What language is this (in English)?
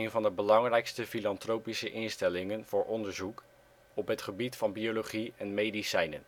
Dutch